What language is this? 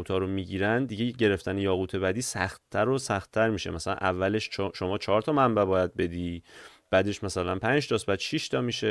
Persian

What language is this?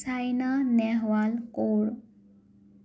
Assamese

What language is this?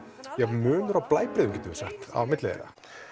Icelandic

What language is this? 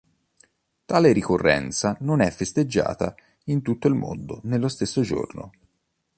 Italian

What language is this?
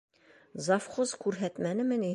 Bashkir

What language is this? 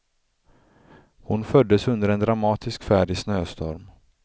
Swedish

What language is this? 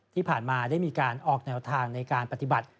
Thai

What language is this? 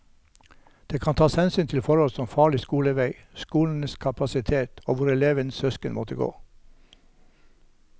Norwegian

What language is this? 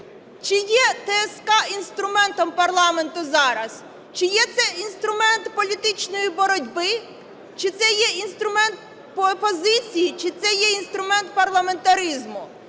Ukrainian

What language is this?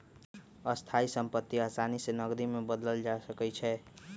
Magahi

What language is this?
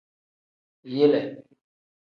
Tem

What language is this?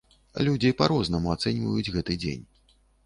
Belarusian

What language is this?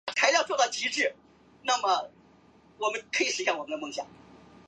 Chinese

